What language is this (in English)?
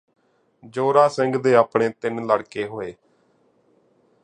Punjabi